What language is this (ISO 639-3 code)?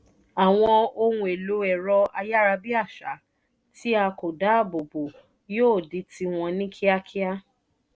yor